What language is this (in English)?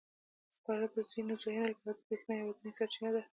Pashto